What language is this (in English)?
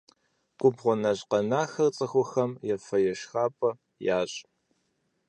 Kabardian